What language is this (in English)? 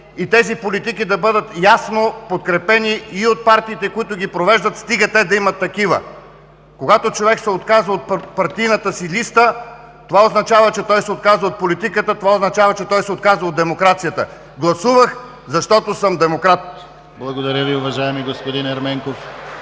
Bulgarian